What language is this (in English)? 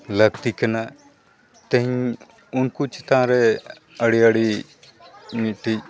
Santali